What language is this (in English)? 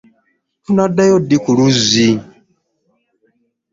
Ganda